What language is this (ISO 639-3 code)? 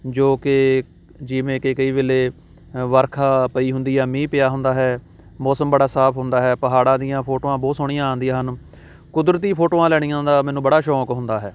pan